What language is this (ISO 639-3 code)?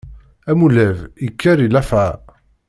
kab